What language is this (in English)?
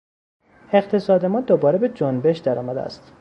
Persian